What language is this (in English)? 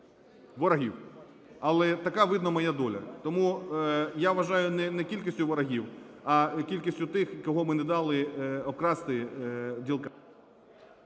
Ukrainian